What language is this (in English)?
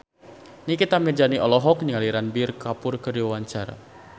Sundanese